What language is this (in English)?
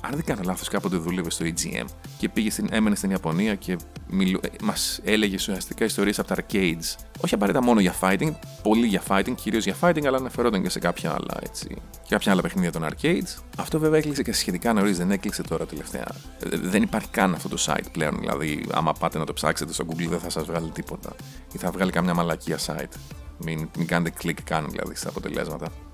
Greek